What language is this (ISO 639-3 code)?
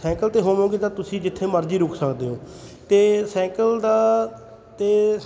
pan